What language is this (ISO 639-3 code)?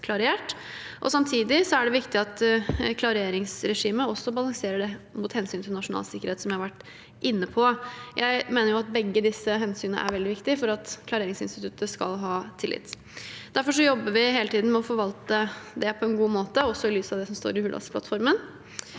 nor